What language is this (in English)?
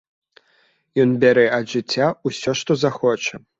Belarusian